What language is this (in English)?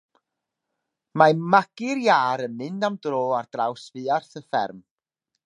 Welsh